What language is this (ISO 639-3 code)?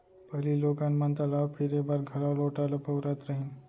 hne